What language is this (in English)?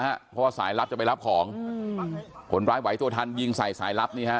Thai